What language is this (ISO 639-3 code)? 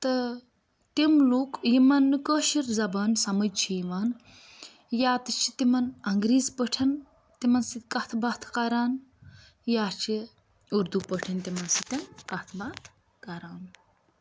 kas